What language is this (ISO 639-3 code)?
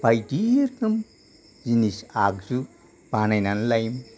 brx